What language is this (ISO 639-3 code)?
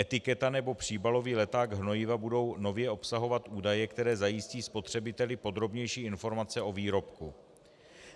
ces